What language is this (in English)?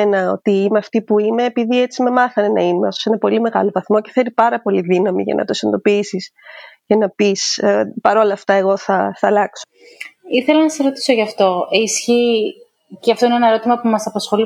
Greek